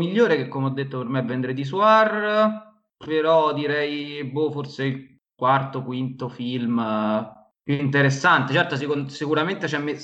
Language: Italian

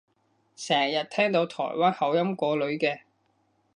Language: Cantonese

